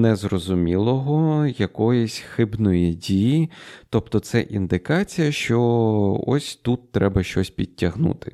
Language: Ukrainian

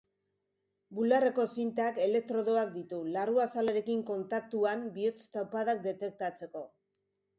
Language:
Basque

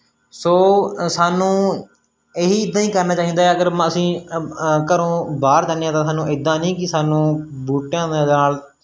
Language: Punjabi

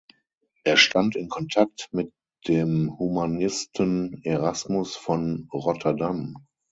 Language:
German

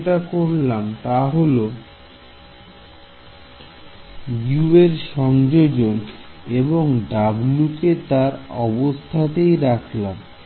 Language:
Bangla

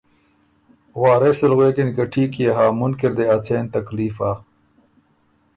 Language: Ormuri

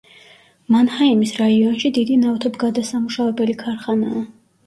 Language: Georgian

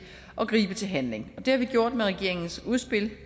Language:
Danish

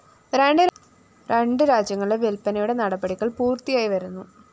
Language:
Malayalam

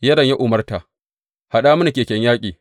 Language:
Hausa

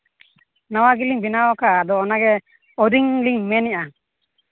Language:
Santali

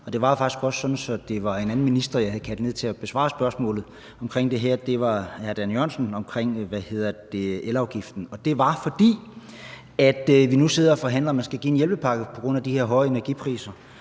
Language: Danish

